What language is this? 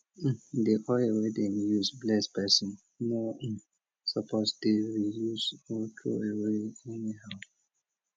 Nigerian Pidgin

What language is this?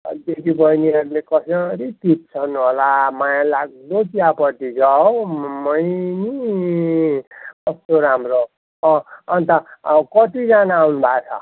Nepali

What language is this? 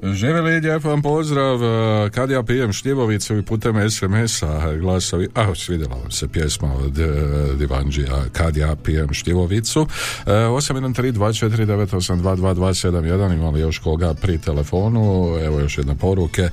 Croatian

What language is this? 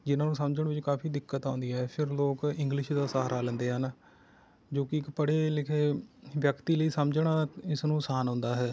Punjabi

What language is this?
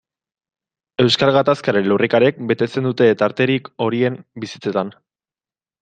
Basque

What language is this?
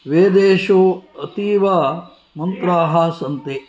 Sanskrit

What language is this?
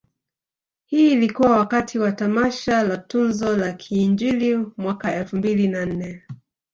Swahili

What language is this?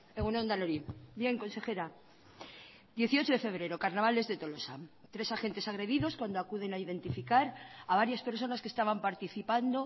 Spanish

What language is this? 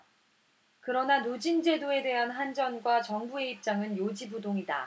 Korean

